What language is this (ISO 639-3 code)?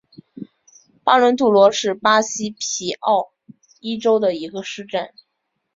zho